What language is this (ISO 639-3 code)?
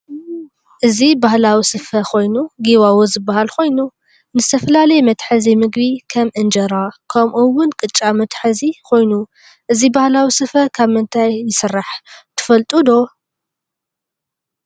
tir